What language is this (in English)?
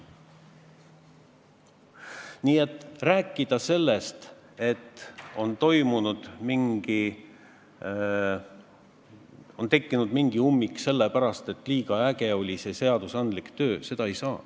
Estonian